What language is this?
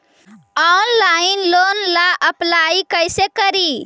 Magahi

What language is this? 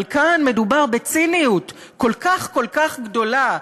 Hebrew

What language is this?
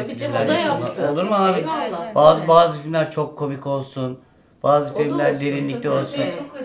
Turkish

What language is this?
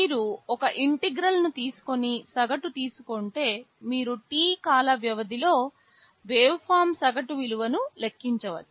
Telugu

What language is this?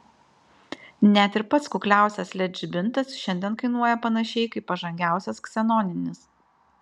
Lithuanian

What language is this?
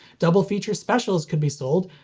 English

